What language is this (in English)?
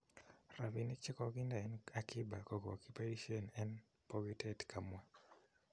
Kalenjin